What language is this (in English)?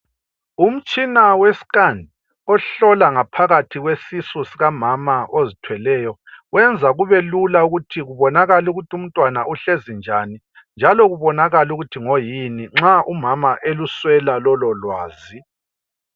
North Ndebele